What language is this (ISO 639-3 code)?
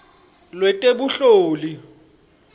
ssw